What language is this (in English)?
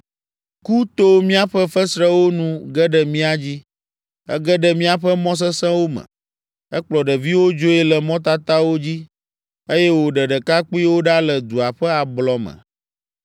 Ewe